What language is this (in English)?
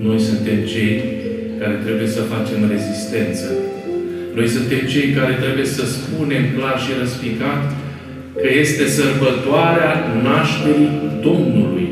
Romanian